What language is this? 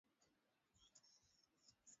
Swahili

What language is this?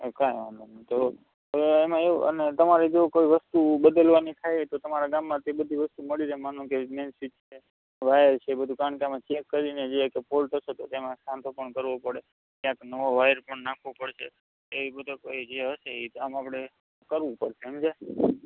Gujarati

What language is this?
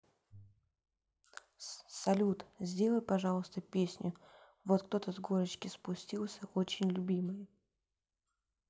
Russian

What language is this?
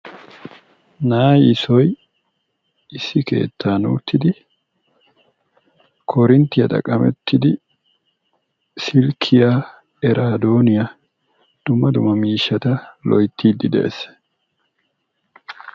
Wolaytta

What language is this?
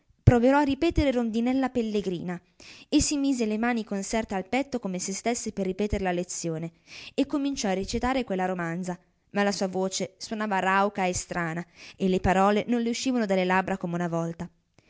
Italian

